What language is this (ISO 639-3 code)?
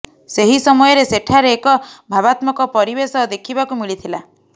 ori